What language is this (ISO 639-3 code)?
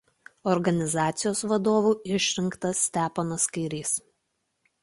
lit